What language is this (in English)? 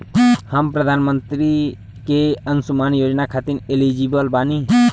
Bhojpuri